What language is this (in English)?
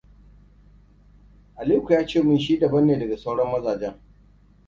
Hausa